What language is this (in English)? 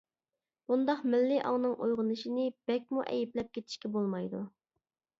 Uyghur